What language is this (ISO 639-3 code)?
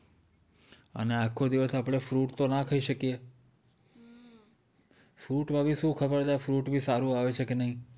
guj